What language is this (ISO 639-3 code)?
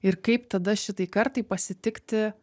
lit